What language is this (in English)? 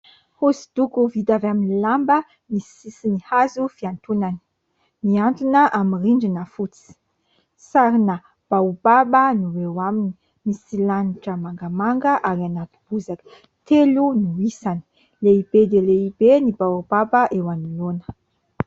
Malagasy